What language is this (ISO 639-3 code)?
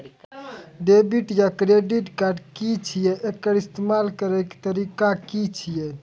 mai